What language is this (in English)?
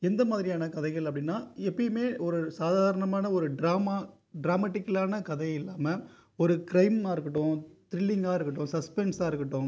Tamil